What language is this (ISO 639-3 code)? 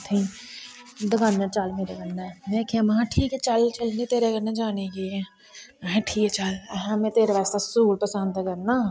doi